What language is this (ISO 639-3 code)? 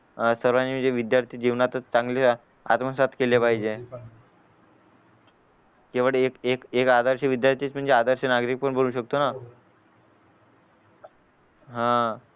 mar